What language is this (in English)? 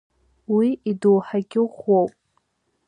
Abkhazian